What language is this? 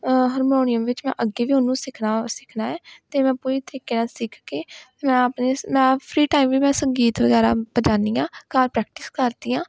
Punjabi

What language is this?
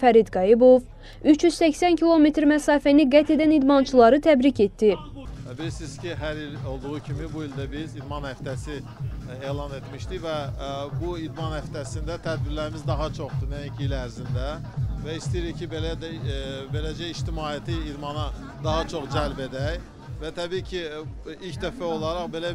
Turkish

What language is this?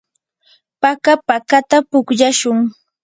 Yanahuanca Pasco Quechua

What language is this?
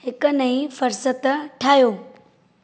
Sindhi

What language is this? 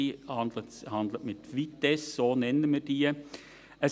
Swiss German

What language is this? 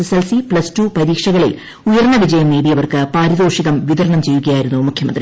Malayalam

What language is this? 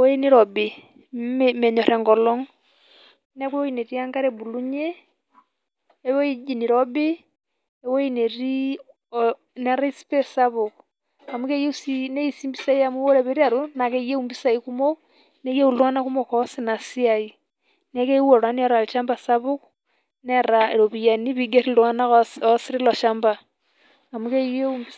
Masai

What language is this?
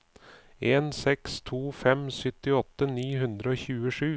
Norwegian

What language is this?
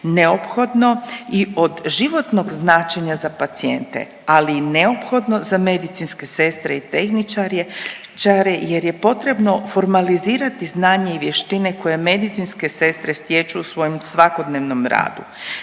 Croatian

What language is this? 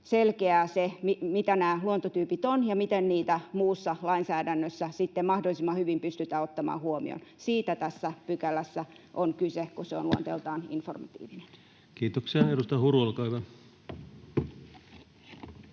Finnish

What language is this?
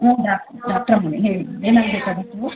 Kannada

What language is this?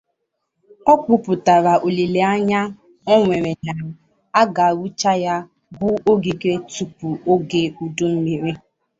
Igbo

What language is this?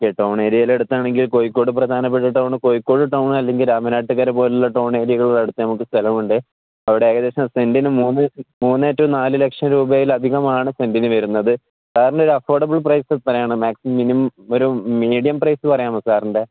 Malayalam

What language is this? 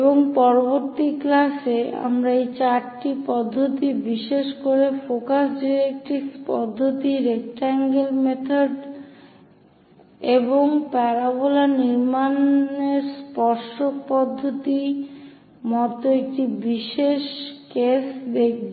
Bangla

